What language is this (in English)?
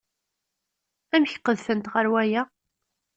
Kabyle